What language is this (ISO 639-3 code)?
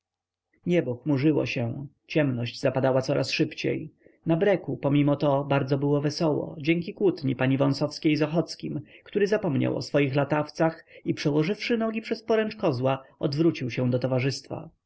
pol